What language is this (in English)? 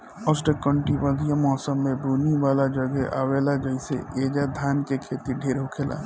Bhojpuri